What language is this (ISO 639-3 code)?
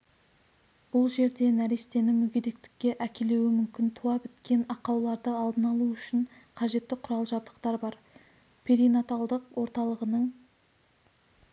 kaz